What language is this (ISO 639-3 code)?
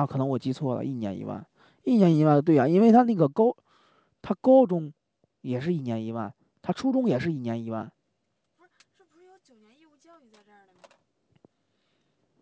zho